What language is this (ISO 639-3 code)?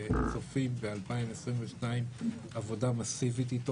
heb